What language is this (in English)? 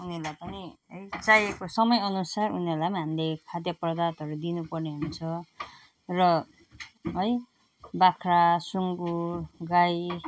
Nepali